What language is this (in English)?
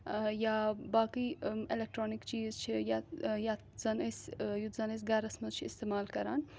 Kashmiri